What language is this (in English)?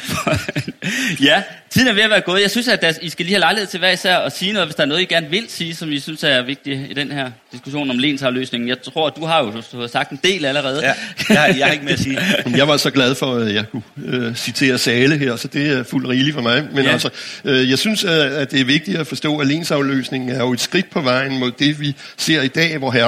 Danish